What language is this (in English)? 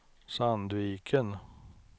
Swedish